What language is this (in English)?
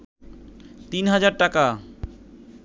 Bangla